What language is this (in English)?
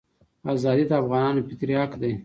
Pashto